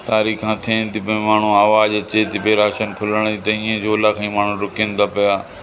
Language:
Sindhi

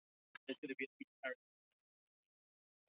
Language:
Icelandic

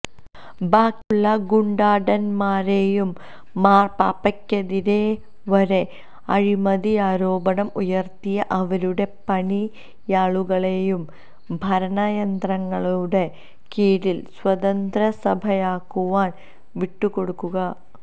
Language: Malayalam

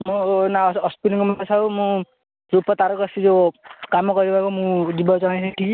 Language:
Odia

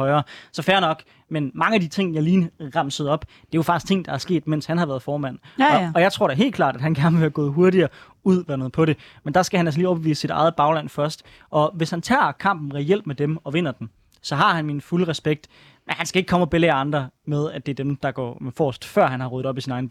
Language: Danish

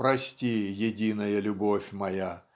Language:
Russian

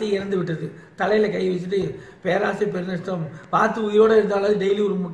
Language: Portuguese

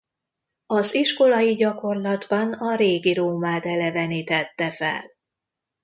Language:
Hungarian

